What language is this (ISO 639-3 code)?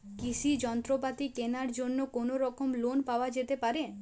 ben